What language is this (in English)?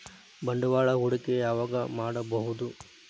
Kannada